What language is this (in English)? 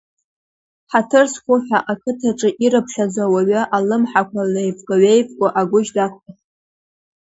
Abkhazian